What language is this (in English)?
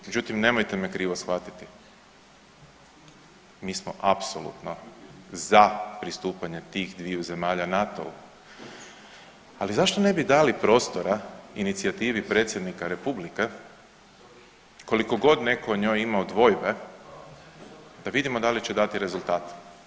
Croatian